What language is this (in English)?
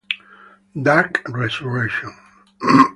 Italian